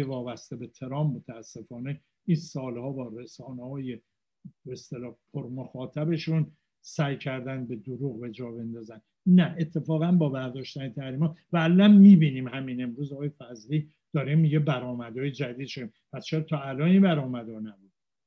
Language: Persian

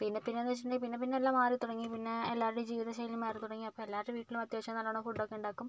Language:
Malayalam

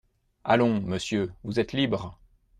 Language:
French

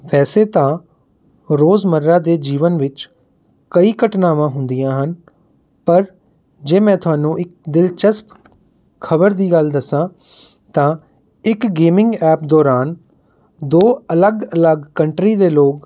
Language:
Punjabi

